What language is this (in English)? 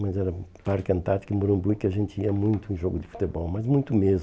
Portuguese